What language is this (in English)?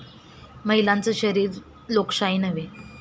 Marathi